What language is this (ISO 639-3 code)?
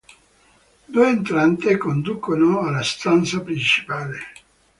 ita